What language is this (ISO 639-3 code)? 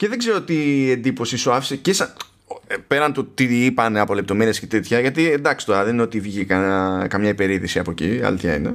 ell